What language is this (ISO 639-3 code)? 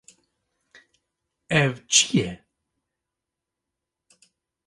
kur